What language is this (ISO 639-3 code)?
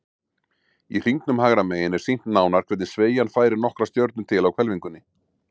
isl